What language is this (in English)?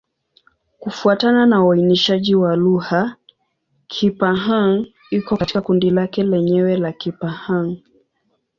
Swahili